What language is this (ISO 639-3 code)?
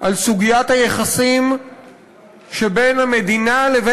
heb